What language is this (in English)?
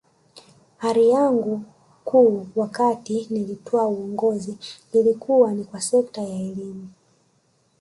Swahili